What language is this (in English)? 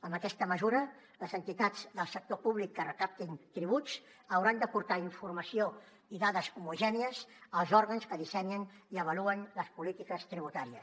Catalan